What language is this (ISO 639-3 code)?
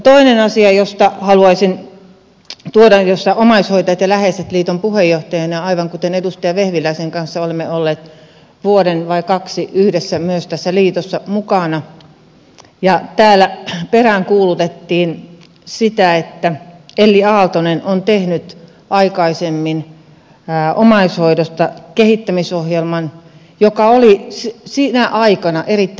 fin